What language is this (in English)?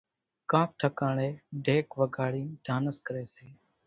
Kachi Koli